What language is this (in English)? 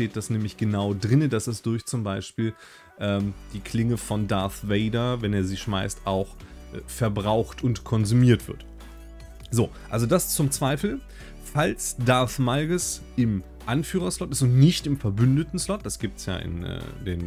German